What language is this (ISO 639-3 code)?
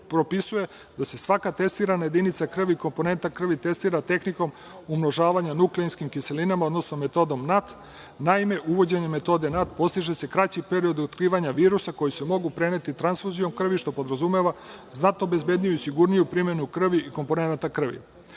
srp